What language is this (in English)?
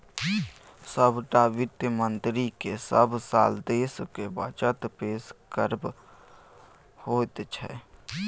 Maithili